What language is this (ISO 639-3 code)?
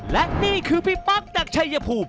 tha